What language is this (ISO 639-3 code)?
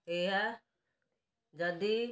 ori